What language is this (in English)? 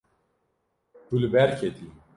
Kurdish